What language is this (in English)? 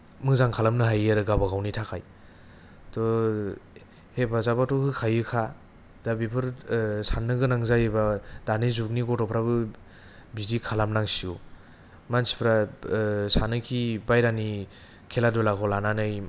Bodo